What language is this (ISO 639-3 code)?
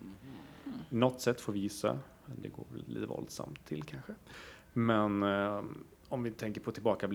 swe